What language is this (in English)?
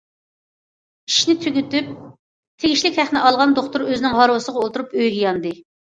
Uyghur